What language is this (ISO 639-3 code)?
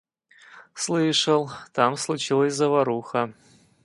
rus